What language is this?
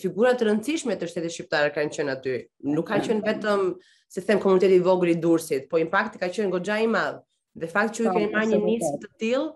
Romanian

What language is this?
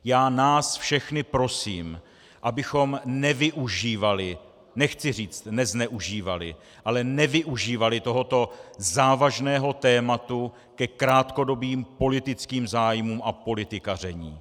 Czech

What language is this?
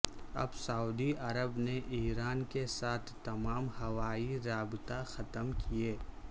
Urdu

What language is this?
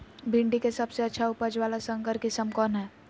Magahi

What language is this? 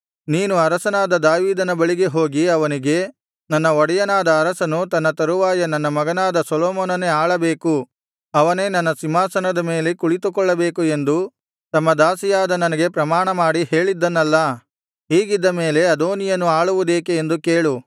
Kannada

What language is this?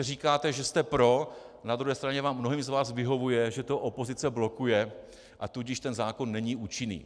Czech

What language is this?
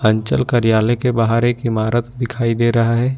Hindi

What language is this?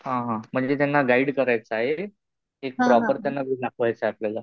Marathi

